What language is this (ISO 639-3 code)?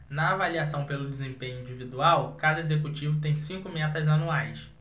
por